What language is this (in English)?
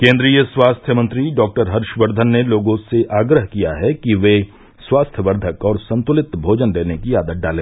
Hindi